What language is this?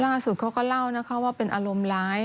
Thai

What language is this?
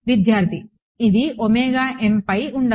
Telugu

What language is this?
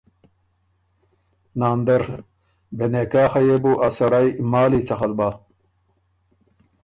Ormuri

